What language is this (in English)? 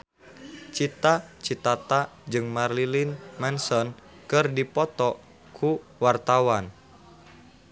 Sundanese